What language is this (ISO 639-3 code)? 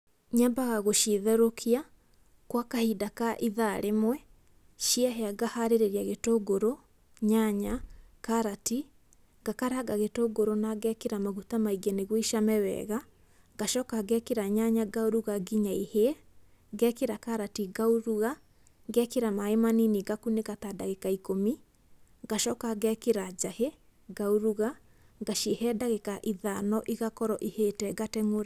kik